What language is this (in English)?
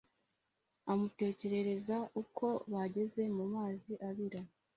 Kinyarwanda